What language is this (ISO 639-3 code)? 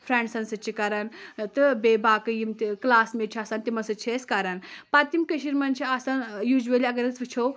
kas